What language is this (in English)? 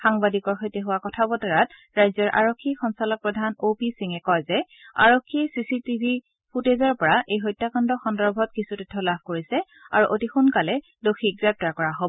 Assamese